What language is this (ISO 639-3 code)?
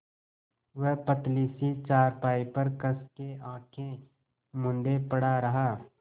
hin